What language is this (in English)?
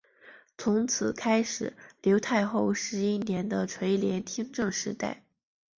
Chinese